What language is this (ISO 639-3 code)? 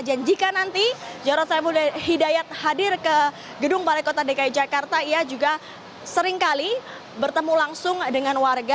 ind